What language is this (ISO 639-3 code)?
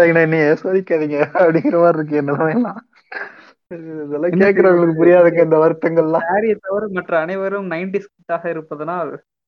tam